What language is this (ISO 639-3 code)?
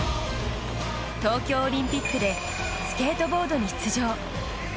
jpn